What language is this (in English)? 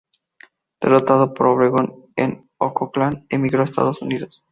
Spanish